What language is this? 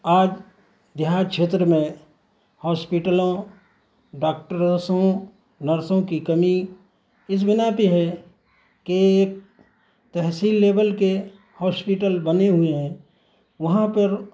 Urdu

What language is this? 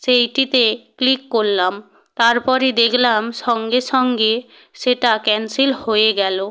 Bangla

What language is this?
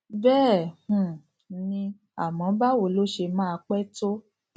Yoruba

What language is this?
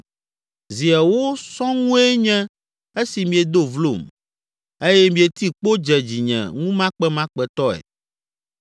Ewe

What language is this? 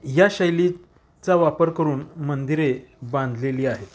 Marathi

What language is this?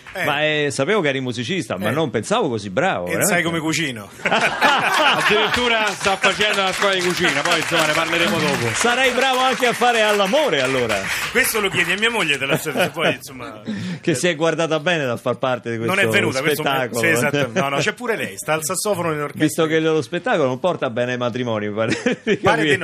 Italian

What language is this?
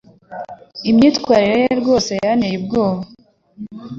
Kinyarwanda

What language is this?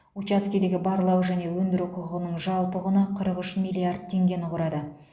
Kazakh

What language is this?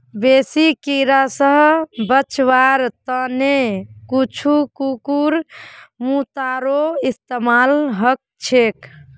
Magahi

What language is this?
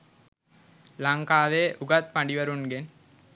Sinhala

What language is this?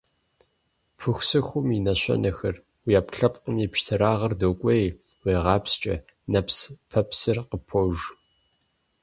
Kabardian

